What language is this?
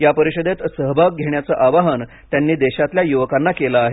Marathi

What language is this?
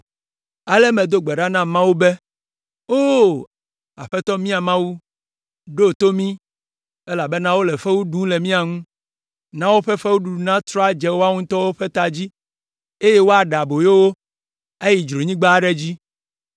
Ewe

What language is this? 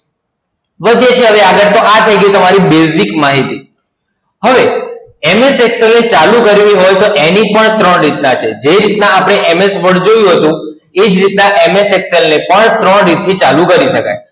Gujarati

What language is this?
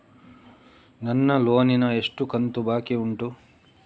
Kannada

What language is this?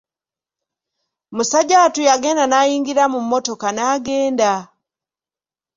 Ganda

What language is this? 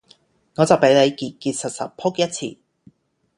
Cantonese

